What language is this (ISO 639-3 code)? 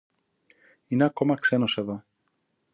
ell